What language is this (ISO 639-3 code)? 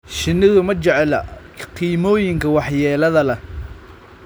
som